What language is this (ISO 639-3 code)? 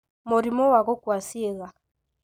kik